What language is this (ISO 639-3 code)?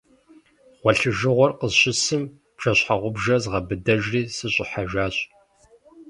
kbd